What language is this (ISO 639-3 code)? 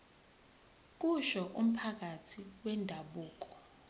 zul